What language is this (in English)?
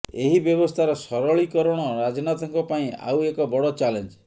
Odia